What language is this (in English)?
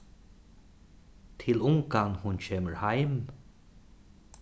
Faroese